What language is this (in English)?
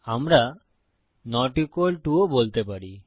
Bangla